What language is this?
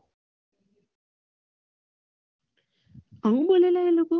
Gujarati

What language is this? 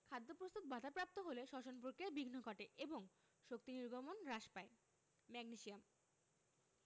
Bangla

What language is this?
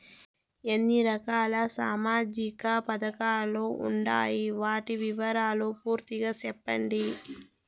Telugu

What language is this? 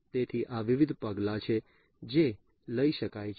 Gujarati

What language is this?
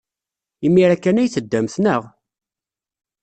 Kabyle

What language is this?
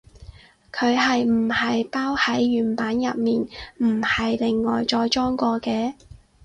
Cantonese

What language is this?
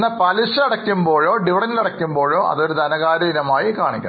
Malayalam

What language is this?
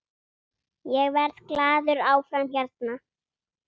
Icelandic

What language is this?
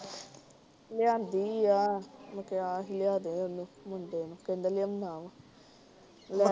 Punjabi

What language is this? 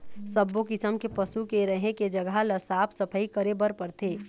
Chhattisgarhi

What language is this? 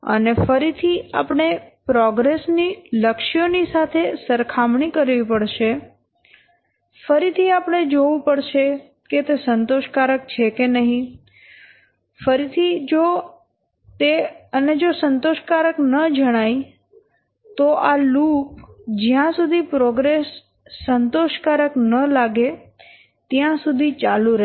Gujarati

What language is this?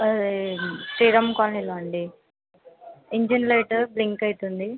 Telugu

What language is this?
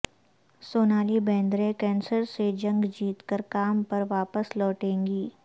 Urdu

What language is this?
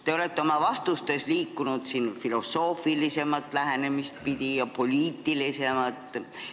Estonian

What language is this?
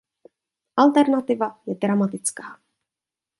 Czech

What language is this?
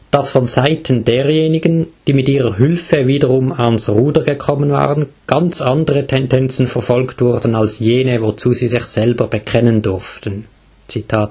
German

